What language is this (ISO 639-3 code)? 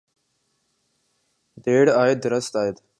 urd